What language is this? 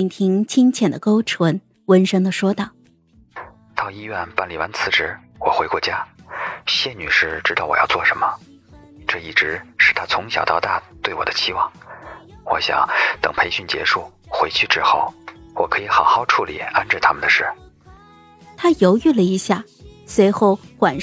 Chinese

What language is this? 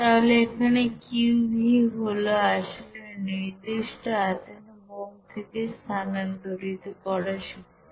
Bangla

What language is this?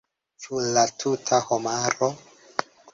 Esperanto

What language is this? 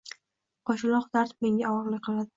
Uzbek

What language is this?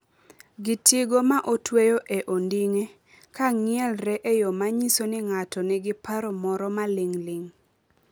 Luo (Kenya and Tanzania)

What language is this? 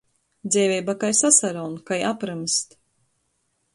Latgalian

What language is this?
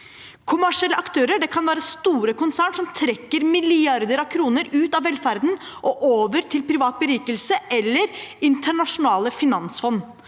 Norwegian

